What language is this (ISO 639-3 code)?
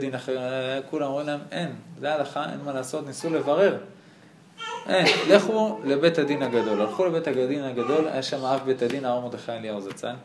heb